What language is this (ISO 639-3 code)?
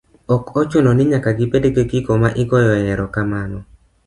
luo